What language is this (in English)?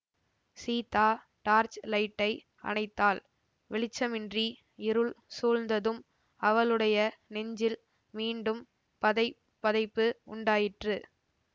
Tamil